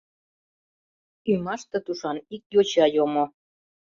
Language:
Mari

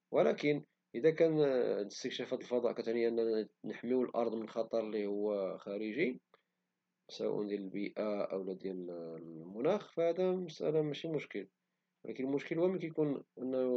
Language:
Moroccan Arabic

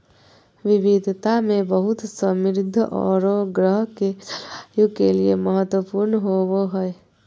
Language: Magahi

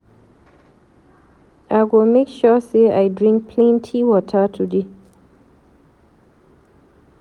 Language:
Nigerian Pidgin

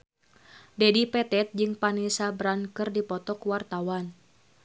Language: Sundanese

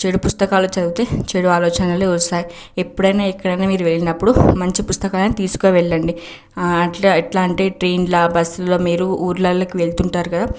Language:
Telugu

